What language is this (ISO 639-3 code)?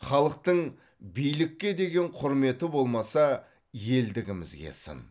kaz